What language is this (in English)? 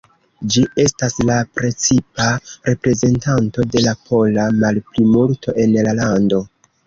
Esperanto